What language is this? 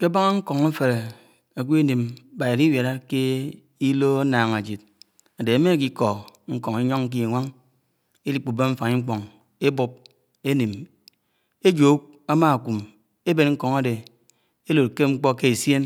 Anaang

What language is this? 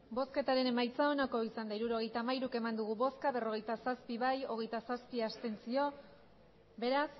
Basque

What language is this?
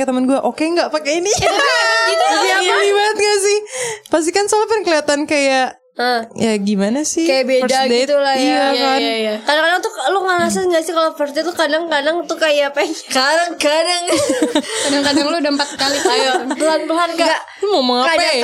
Indonesian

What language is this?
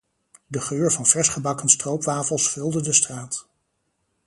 Dutch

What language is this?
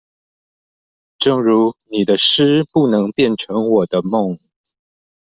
Chinese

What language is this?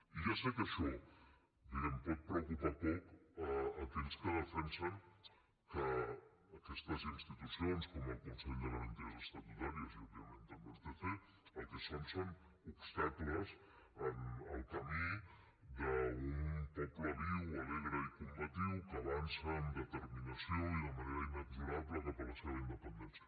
Catalan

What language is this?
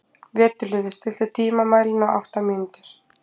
Icelandic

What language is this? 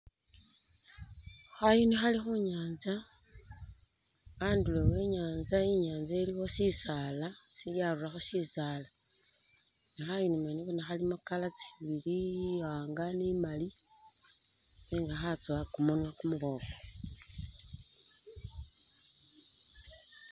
Masaaba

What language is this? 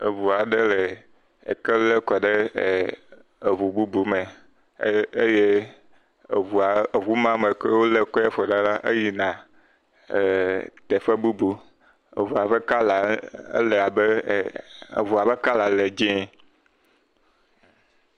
Ewe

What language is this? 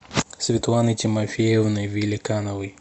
Russian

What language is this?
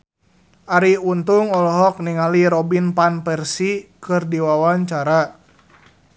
Sundanese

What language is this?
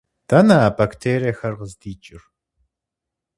Kabardian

